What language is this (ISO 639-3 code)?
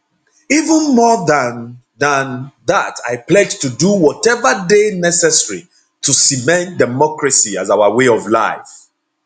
pcm